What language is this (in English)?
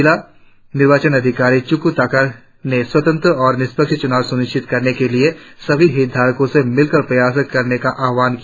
Hindi